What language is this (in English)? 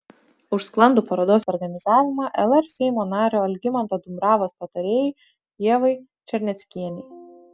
Lithuanian